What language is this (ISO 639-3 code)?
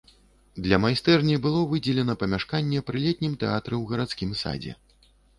bel